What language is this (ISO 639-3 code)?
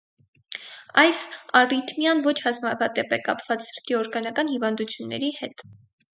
hye